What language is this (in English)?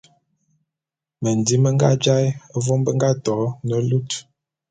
Bulu